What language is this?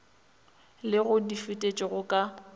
Northern Sotho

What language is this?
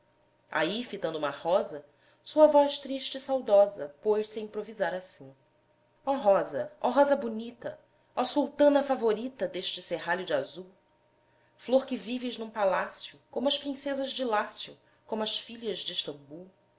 Portuguese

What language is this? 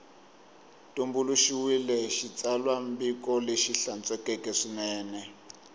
Tsonga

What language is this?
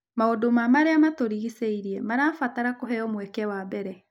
Kikuyu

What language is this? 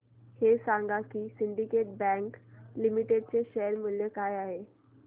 Marathi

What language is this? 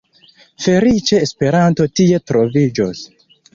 Esperanto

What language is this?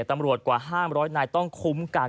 Thai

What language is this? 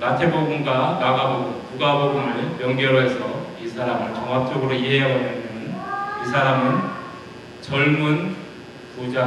Korean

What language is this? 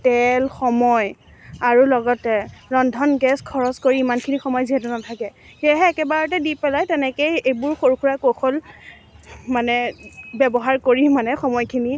Assamese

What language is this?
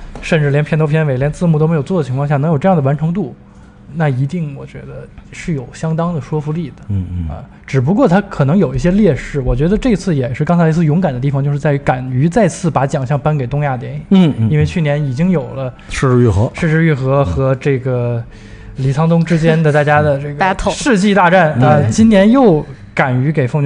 Chinese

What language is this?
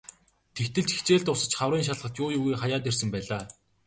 Mongolian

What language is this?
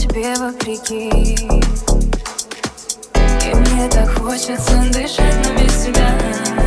Russian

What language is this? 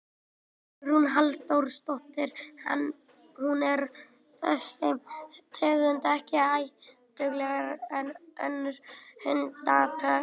Icelandic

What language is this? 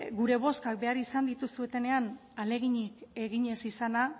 Basque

